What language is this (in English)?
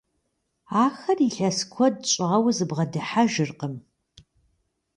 Kabardian